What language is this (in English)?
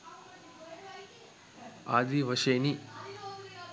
Sinhala